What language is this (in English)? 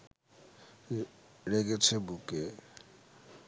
Bangla